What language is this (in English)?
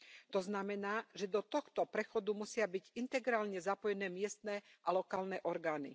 Slovak